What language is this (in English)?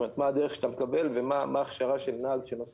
Hebrew